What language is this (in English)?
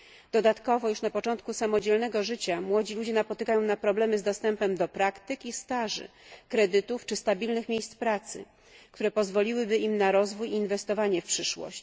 Polish